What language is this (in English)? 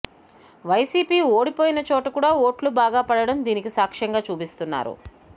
Telugu